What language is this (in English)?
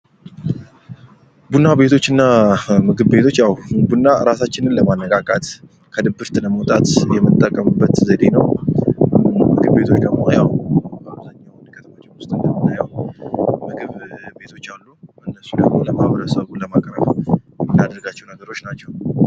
Amharic